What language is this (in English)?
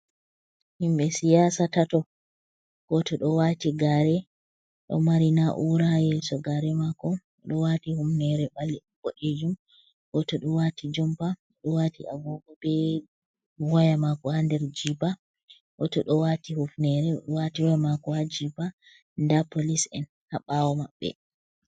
Fula